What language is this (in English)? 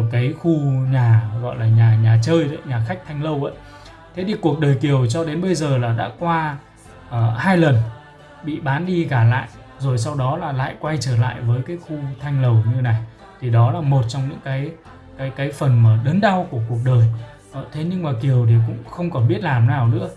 Vietnamese